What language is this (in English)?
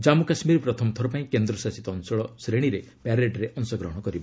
Odia